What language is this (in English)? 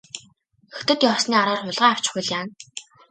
Mongolian